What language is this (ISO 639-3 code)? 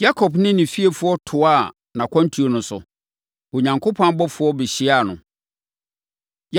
aka